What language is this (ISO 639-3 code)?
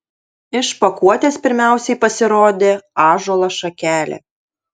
lit